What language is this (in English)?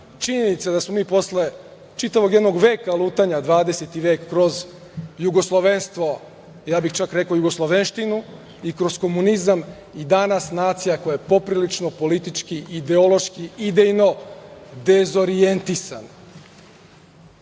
Serbian